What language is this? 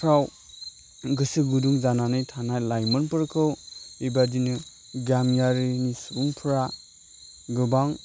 Bodo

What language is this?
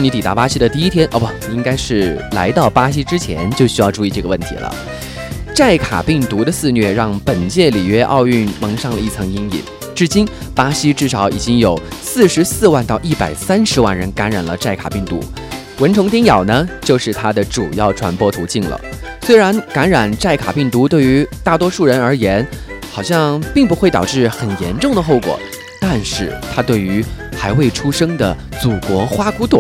Chinese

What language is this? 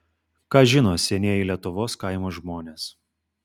Lithuanian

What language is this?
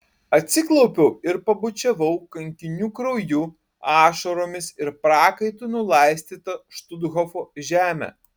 Lithuanian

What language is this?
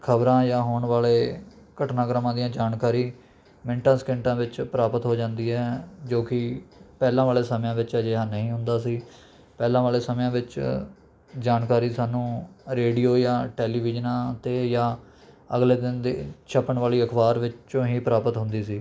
Punjabi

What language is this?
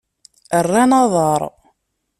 Kabyle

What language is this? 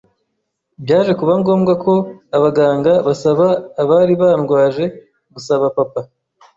Kinyarwanda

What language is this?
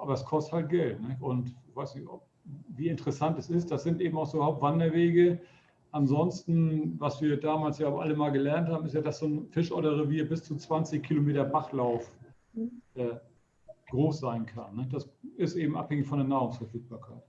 German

